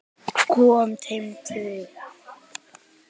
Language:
Icelandic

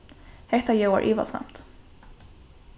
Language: Faroese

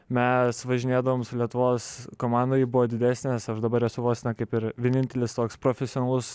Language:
Lithuanian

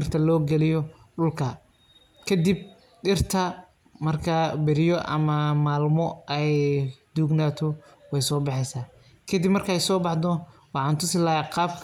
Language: Somali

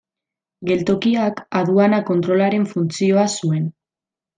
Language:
Basque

